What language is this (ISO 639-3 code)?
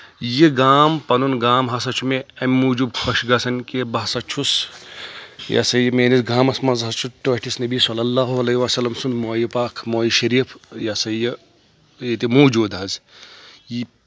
kas